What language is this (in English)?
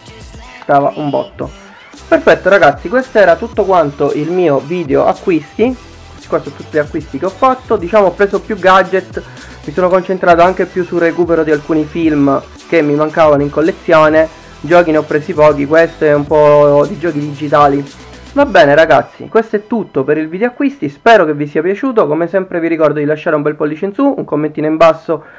Italian